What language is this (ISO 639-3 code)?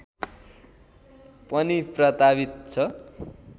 nep